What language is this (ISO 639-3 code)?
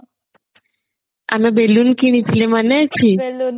ori